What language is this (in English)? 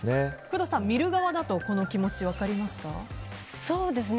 Japanese